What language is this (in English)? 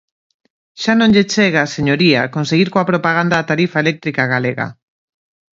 Galician